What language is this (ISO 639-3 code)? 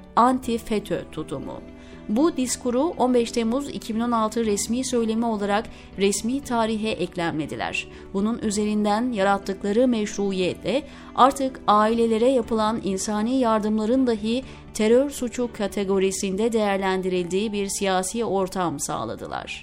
tur